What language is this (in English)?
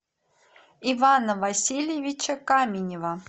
Russian